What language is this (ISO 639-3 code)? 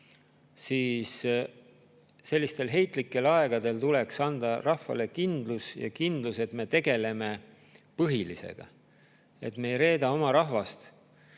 est